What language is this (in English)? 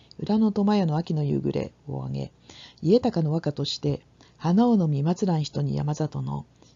Japanese